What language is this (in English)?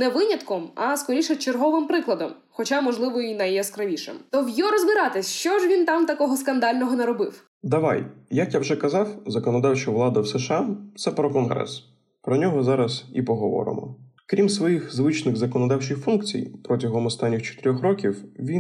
Ukrainian